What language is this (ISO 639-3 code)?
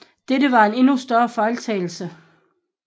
dan